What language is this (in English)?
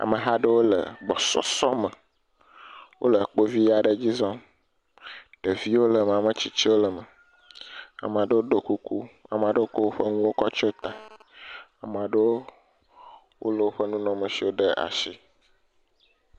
Ewe